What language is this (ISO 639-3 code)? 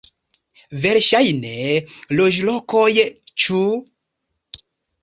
epo